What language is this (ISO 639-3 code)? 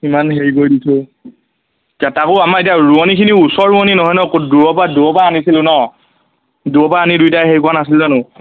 asm